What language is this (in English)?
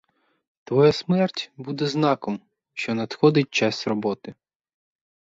Ukrainian